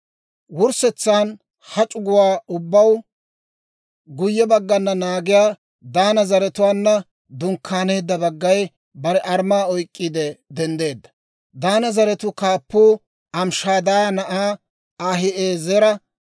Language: Dawro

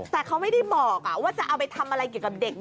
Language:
Thai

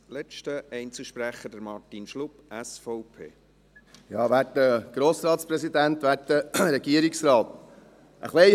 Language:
Swiss German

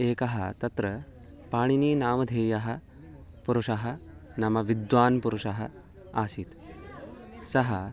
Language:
Sanskrit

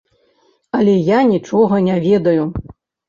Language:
Belarusian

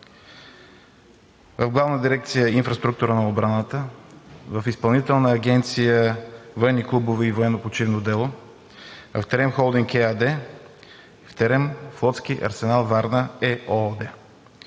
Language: Bulgarian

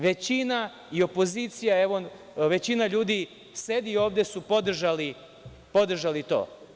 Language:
Serbian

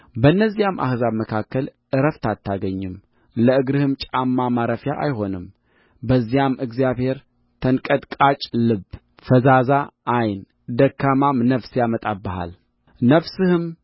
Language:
Amharic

